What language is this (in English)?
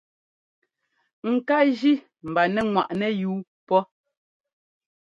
Ngomba